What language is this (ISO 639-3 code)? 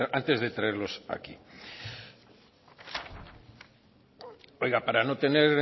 spa